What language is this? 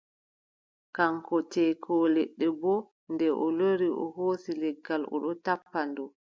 Adamawa Fulfulde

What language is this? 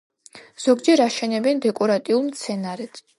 Georgian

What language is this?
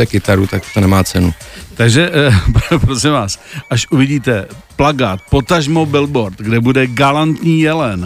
Czech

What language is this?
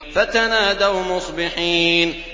Arabic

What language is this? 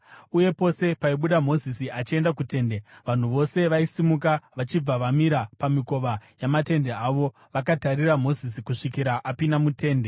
Shona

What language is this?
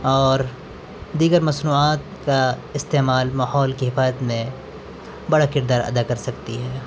Urdu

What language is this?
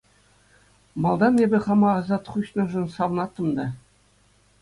Chuvash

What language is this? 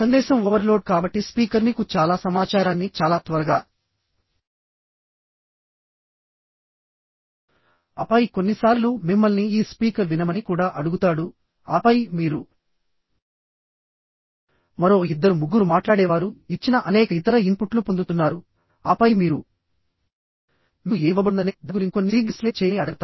Telugu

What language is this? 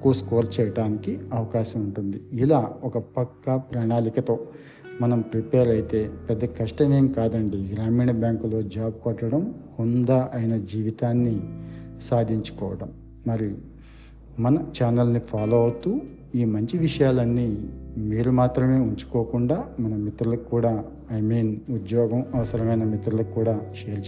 Telugu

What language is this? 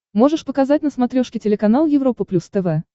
Russian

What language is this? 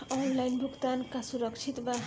Bhojpuri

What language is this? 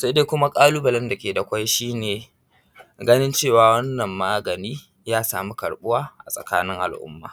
Hausa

